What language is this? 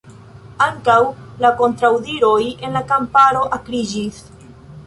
Esperanto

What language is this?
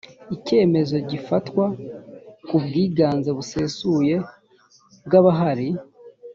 Kinyarwanda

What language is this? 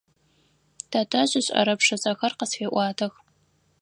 Adyghe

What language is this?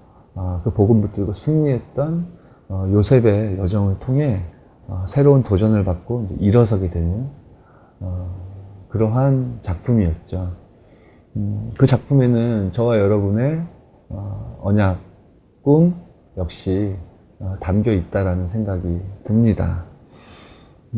Korean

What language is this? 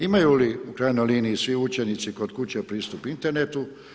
Croatian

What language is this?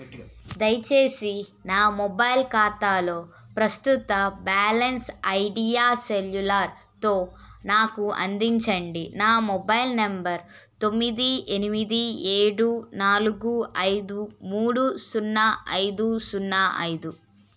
Telugu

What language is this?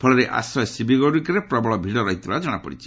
Odia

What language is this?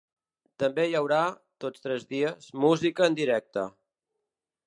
Catalan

